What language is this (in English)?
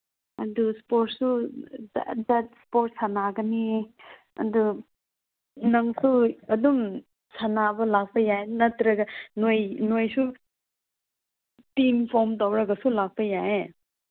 Manipuri